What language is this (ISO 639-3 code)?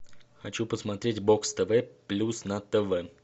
rus